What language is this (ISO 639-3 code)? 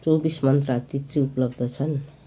nep